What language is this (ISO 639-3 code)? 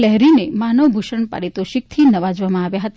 guj